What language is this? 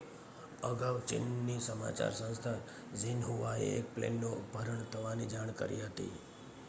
Gujarati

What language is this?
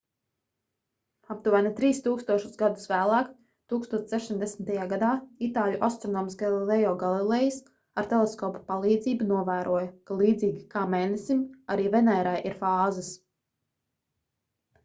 Latvian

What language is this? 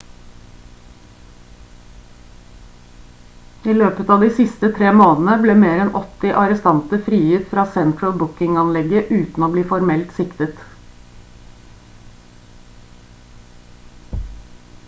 Norwegian Bokmål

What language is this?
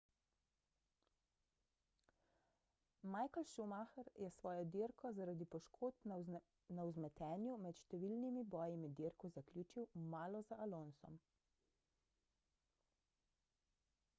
Slovenian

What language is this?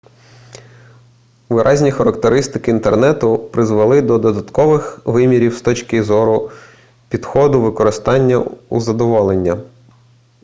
Ukrainian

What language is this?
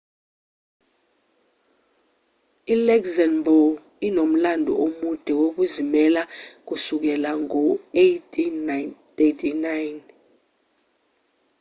Zulu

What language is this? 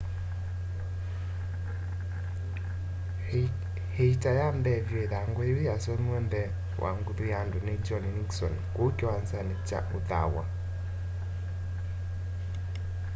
Kamba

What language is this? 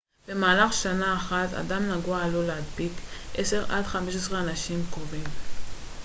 Hebrew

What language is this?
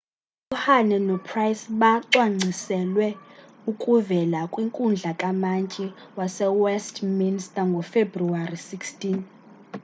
Xhosa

